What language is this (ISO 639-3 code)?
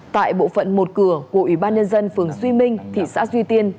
vie